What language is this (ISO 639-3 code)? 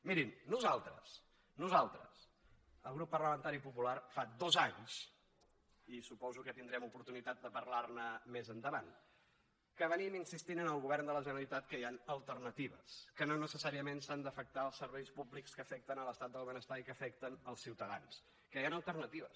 cat